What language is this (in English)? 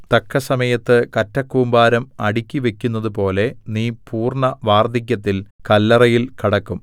Malayalam